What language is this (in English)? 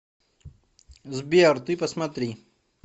Russian